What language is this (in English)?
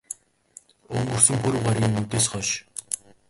Mongolian